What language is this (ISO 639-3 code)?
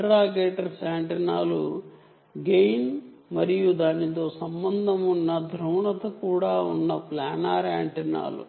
tel